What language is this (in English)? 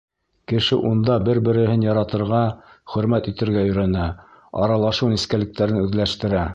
Bashkir